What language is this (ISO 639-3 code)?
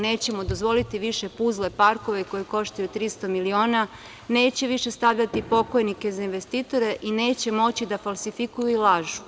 srp